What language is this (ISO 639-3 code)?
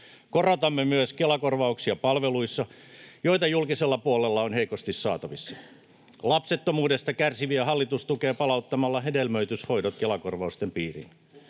fin